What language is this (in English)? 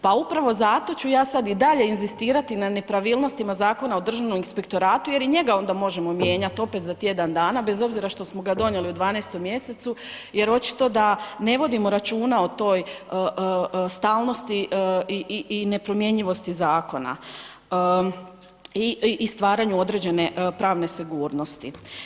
Croatian